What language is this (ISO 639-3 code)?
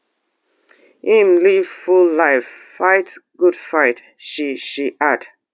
pcm